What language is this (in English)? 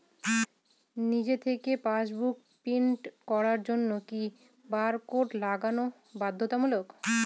Bangla